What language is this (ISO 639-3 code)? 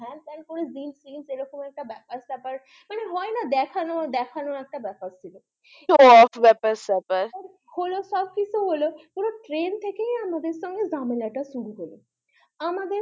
ben